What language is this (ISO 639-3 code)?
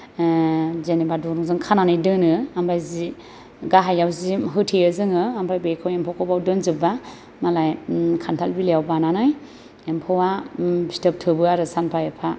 brx